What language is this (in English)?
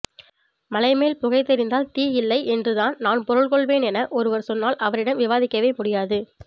Tamil